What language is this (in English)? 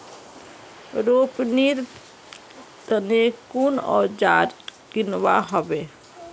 Magahi